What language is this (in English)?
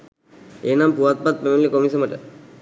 Sinhala